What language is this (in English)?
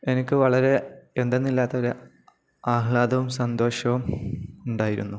Malayalam